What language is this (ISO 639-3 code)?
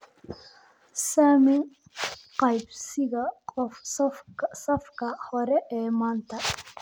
som